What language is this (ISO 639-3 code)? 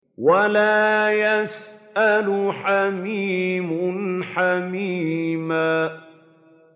ara